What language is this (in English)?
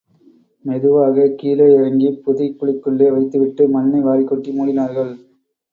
Tamil